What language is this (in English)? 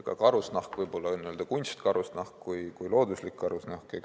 Estonian